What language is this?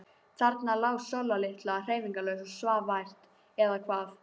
Icelandic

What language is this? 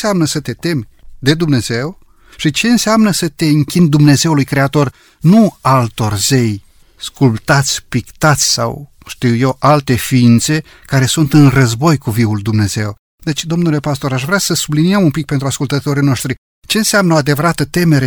Romanian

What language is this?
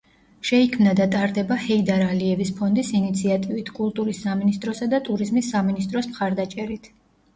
Georgian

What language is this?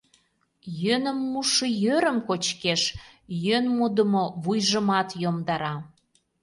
Mari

